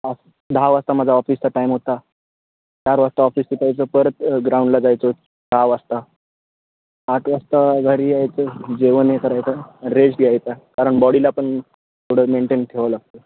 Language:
Marathi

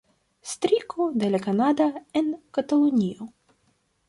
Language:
Esperanto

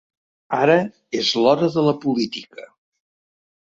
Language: Catalan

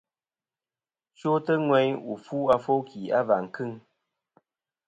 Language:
Kom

